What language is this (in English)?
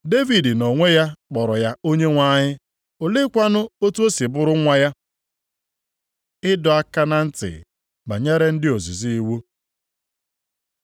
Igbo